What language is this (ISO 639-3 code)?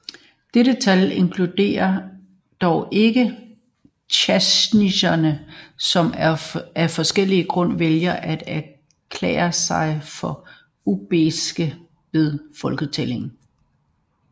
dan